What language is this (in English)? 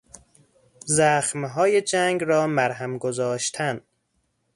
Persian